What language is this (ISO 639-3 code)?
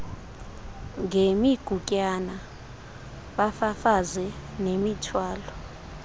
xho